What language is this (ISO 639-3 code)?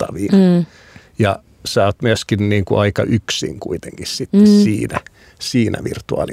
fin